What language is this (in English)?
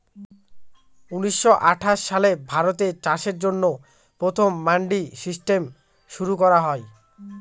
Bangla